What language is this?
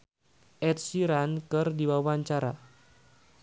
Sundanese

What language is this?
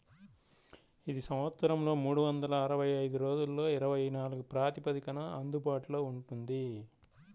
Telugu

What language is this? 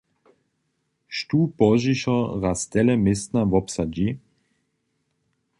Upper Sorbian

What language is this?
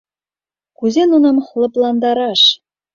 Mari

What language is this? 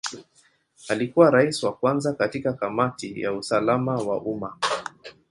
Swahili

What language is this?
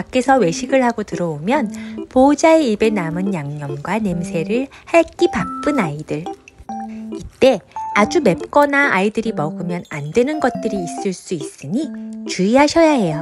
Korean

